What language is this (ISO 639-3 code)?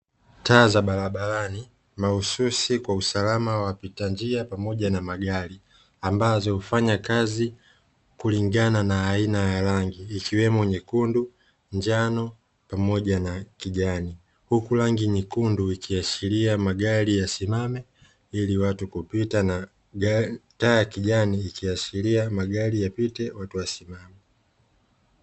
swa